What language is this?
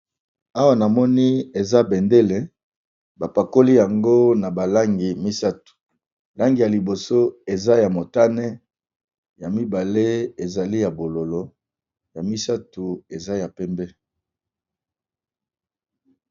Lingala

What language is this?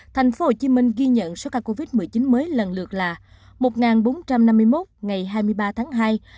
Vietnamese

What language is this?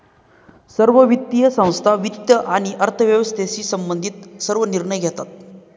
Marathi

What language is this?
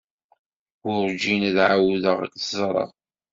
Kabyle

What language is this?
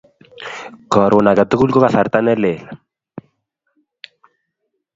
Kalenjin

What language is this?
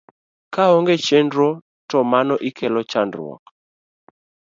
Luo (Kenya and Tanzania)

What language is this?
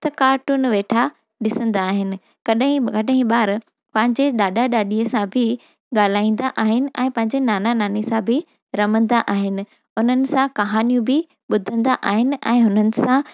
Sindhi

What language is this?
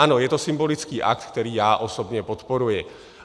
Czech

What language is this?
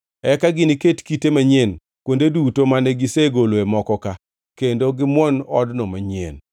Luo (Kenya and Tanzania)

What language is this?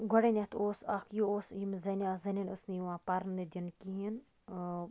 Kashmiri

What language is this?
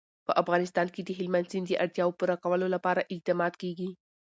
Pashto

